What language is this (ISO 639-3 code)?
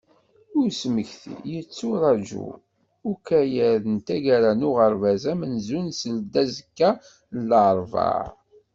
kab